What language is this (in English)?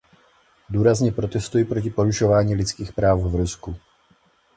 Czech